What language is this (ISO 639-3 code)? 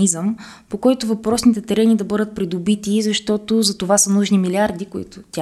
bul